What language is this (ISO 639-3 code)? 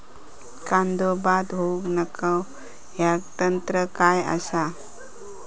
mar